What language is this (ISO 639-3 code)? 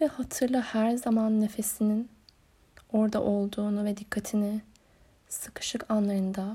tur